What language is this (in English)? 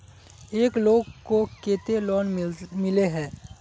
Magahi